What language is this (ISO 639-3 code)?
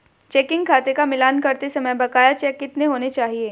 hin